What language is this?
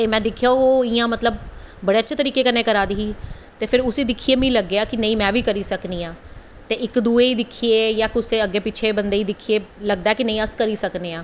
Dogri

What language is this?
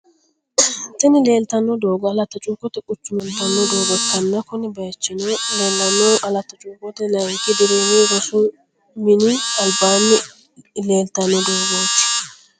Sidamo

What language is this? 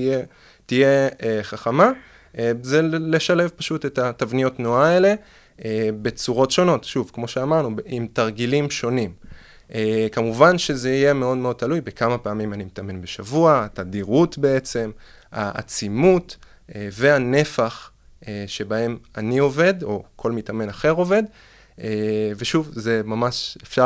Hebrew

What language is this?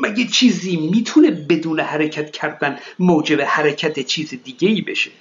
Persian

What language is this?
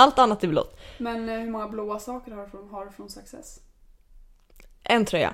Swedish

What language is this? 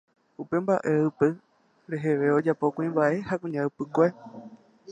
Guarani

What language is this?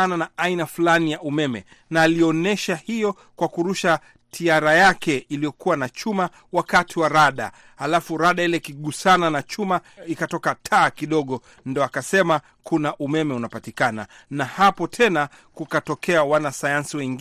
Swahili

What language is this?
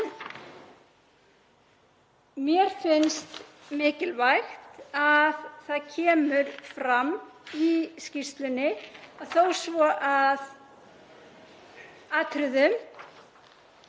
Icelandic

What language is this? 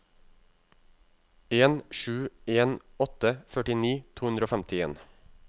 Norwegian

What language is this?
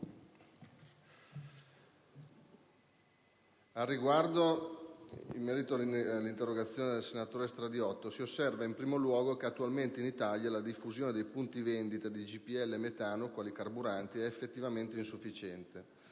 Italian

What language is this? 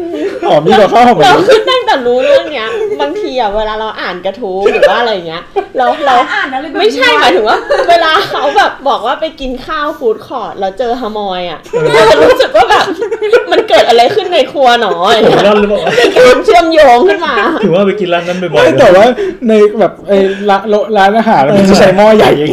Thai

